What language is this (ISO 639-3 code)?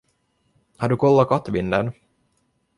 swe